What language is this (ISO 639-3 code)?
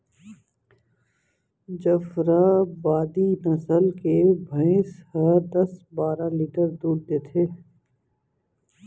hne